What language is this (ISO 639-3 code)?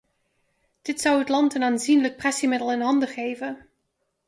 nld